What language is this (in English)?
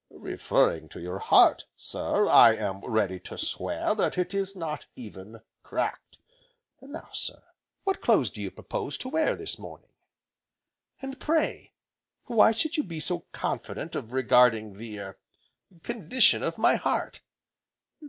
English